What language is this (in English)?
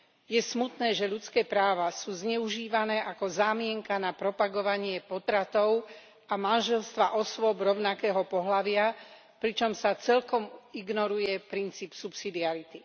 Slovak